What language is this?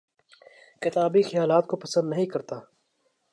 Urdu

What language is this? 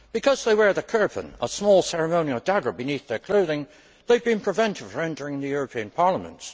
English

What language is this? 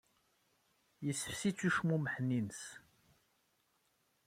Kabyle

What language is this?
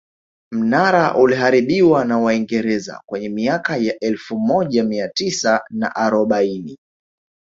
Swahili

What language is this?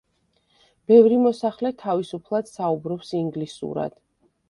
Georgian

